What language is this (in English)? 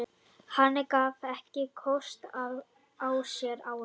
Icelandic